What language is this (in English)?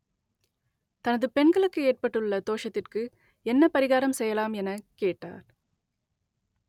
Tamil